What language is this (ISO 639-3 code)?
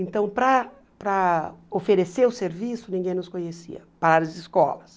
por